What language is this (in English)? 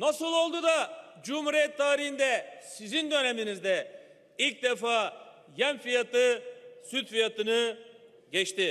Turkish